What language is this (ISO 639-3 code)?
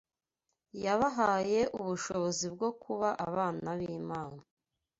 kin